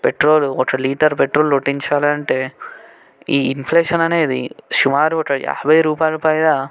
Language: Telugu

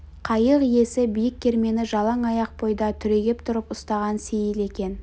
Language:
Kazakh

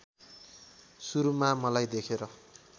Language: Nepali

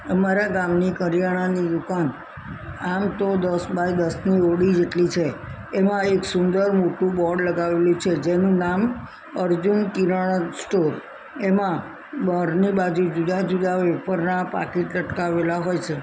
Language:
Gujarati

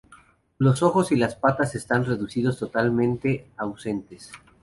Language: Spanish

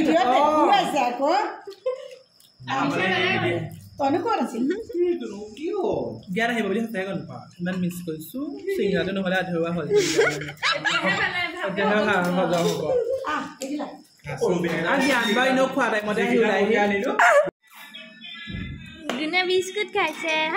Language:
Indonesian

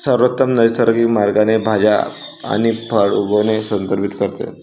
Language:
Marathi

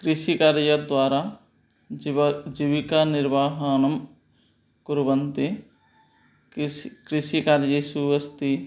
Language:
Sanskrit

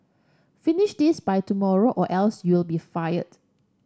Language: English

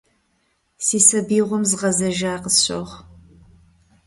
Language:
Kabardian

